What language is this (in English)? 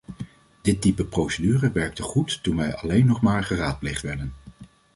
Dutch